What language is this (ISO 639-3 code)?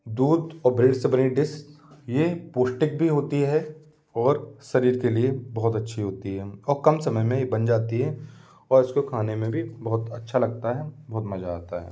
hin